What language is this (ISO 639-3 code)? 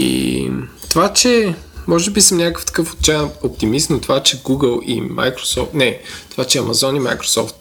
bul